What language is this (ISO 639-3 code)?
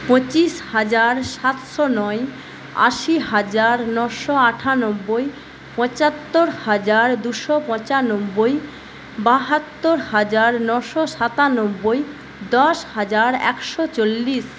ben